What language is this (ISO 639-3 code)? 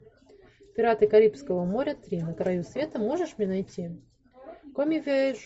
rus